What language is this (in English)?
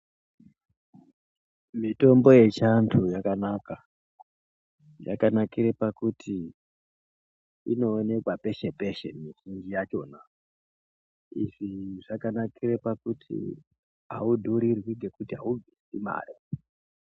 Ndau